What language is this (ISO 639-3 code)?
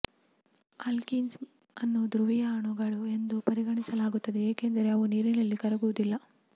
kan